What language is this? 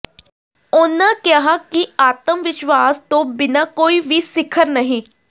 Punjabi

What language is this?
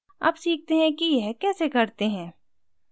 Hindi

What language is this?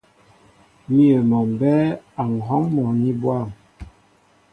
Mbo (Cameroon)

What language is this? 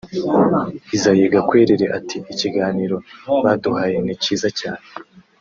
Kinyarwanda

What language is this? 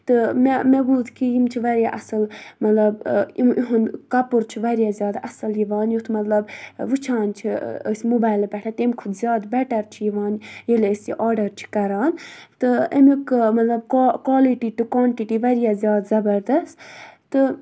Kashmiri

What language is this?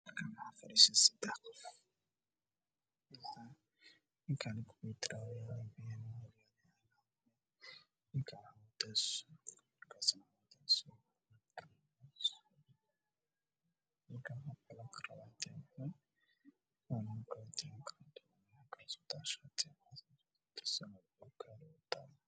Somali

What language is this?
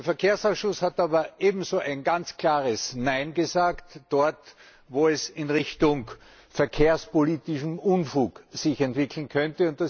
German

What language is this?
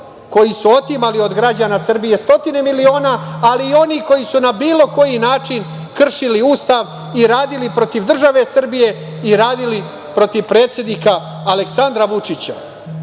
Serbian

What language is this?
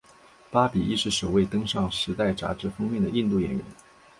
Chinese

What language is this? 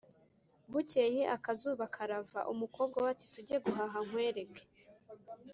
Kinyarwanda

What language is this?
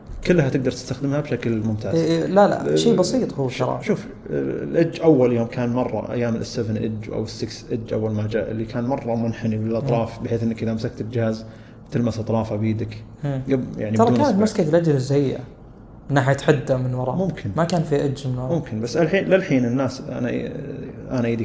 Arabic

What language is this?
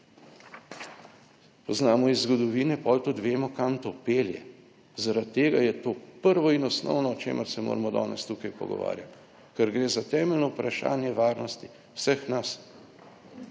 Slovenian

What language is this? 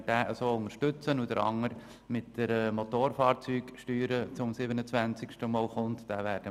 Swiss German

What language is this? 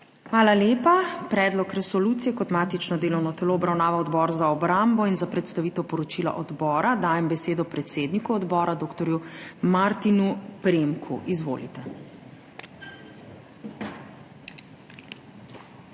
Slovenian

